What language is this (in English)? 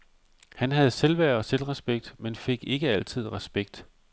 Danish